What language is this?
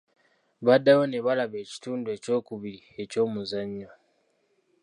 Ganda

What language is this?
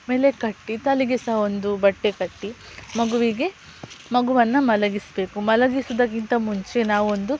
Kannada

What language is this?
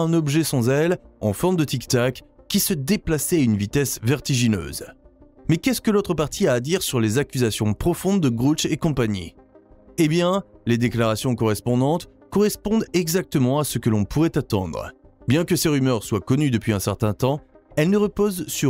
French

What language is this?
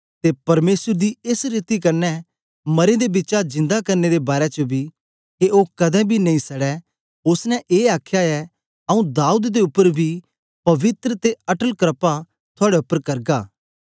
Dogri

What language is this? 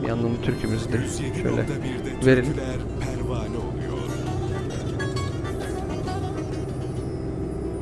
Turkish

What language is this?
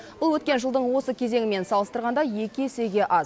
Kazakh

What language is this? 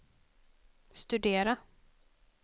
Swedish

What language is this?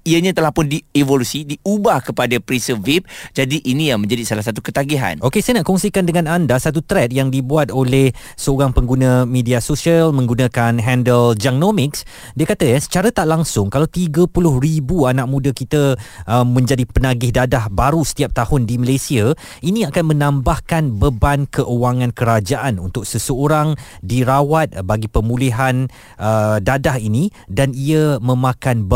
Malay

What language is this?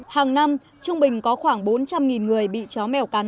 Vietnamese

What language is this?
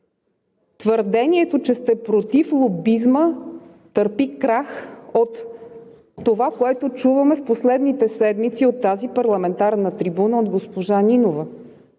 Bulgarian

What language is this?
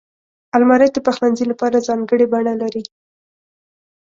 Pashto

